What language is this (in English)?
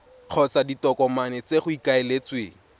Tswana